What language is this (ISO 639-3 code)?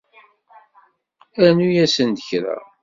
kab